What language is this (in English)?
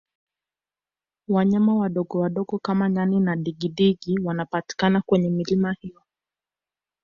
Swahili